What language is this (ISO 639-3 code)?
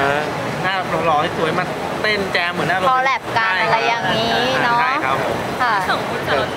tha